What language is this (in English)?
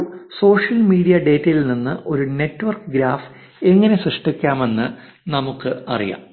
Malayalam